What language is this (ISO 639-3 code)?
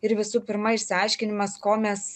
lit